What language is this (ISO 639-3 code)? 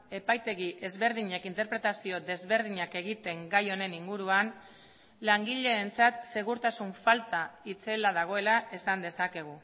eus